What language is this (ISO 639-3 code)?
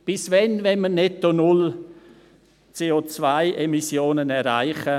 gsw